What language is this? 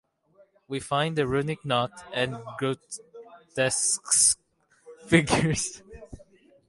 English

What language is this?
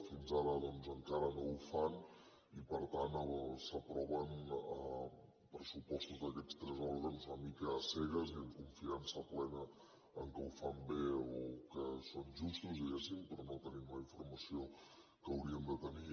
Catalan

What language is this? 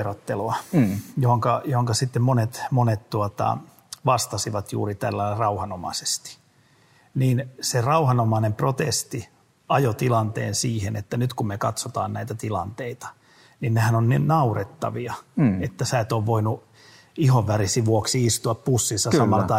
Finnish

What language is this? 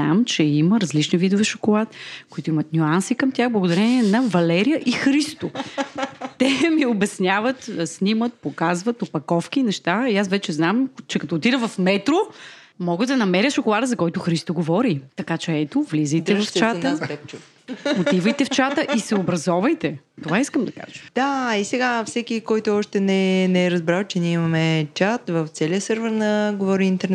Bulgarian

